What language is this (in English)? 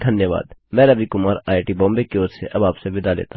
Hindi